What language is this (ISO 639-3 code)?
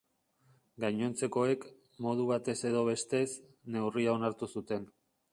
eus